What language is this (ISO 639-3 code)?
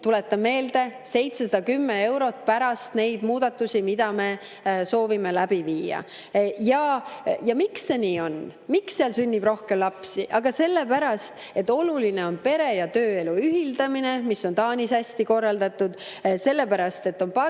est